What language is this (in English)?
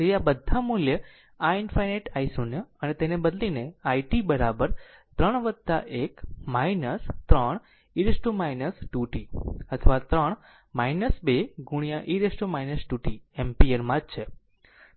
Gujarati